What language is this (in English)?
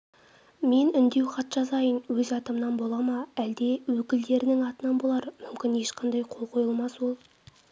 Kazakh